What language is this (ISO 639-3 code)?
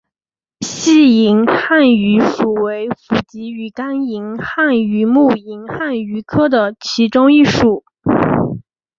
zho